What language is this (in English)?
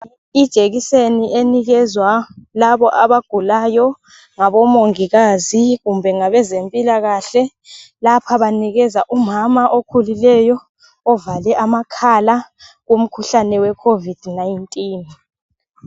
North Ndebele